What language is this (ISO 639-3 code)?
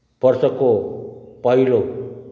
nep